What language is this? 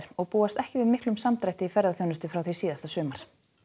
Icelandic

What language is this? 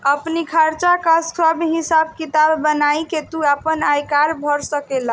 Bhojpuri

